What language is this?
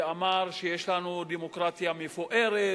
Hebrew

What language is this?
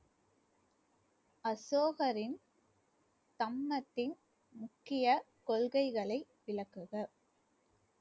Tamil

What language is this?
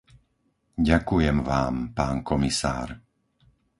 Slovak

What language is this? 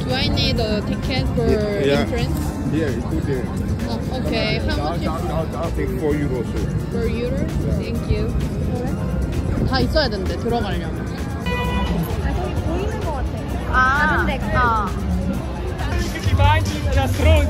Korean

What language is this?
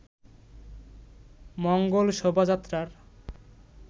Bangla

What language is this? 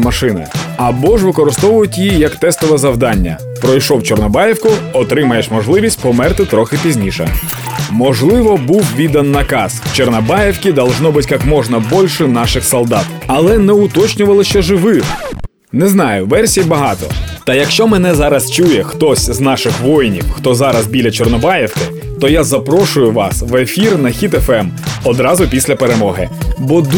Ukrainian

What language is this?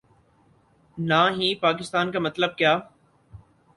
Urdu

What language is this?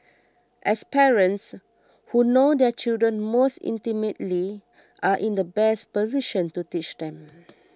English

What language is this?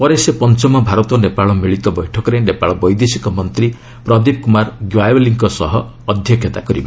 Odia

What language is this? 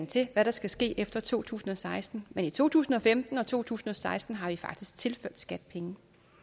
Danish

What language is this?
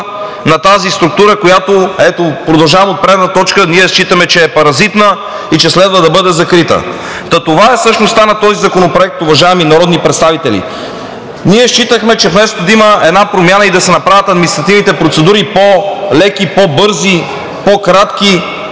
Bulgarian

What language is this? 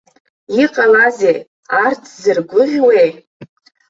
Abkhazian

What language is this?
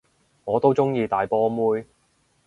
Cantonese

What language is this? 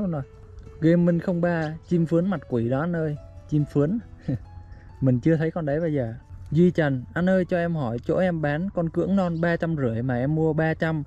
Vietnamese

